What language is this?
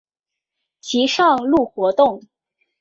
Chinese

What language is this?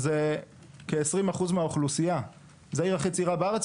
Hebrew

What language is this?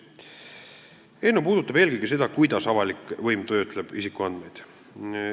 Estonian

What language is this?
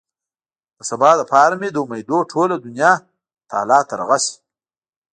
Pashto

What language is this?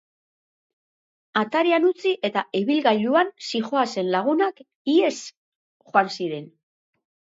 Basque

